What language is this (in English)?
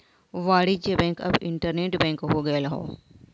Bhojpuri